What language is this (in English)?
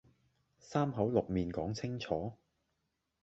Cantonese